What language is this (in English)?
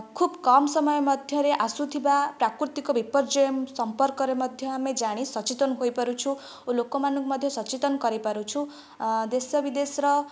Odia